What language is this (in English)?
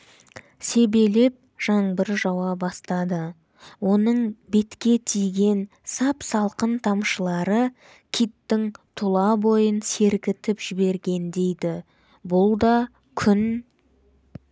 Kazakh